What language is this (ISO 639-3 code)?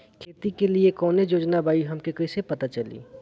bho